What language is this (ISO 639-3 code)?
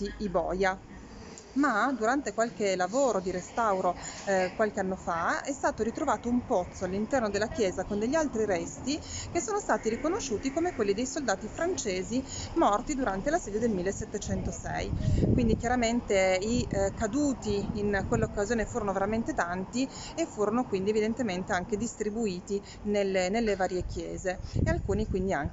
ita